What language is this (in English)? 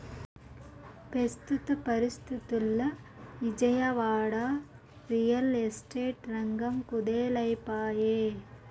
Telugu